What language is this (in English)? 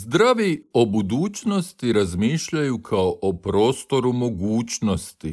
Croatian